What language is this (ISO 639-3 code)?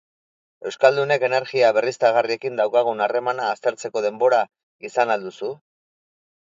eus